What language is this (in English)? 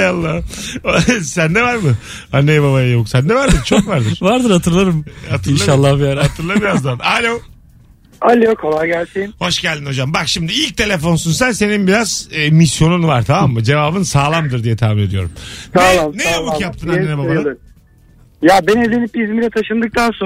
Turkish